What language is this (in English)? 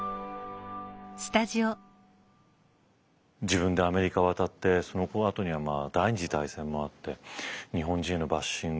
Japanese